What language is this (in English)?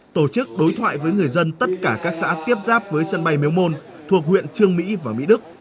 Vietnamese